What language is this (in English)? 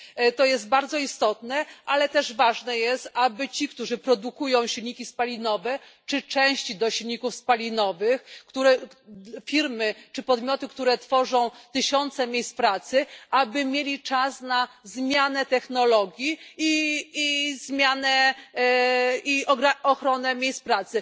Polish